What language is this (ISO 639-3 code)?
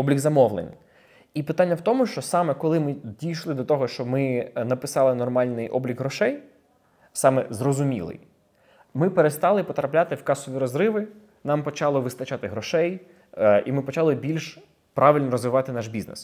ukr